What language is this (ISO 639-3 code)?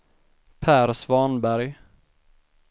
swe